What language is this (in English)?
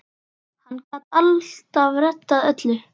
Icelandic